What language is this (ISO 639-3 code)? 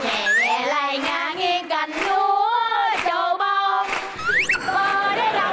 vie